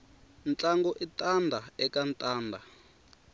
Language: Tsonga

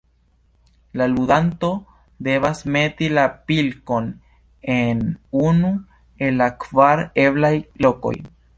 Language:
Esperanto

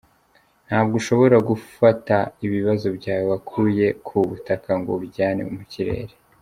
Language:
Kinyarwanda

